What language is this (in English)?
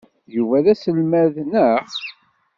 Kabyle